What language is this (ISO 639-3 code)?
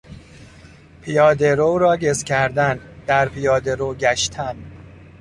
fas